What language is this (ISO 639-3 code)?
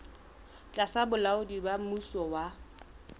sot